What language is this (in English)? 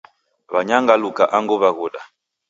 Taita